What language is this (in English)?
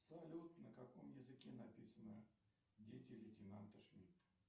Russian